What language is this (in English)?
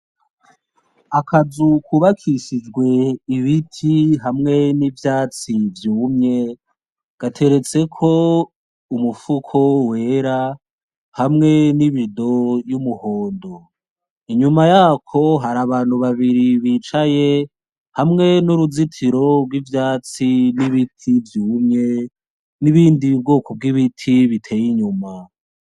Rundi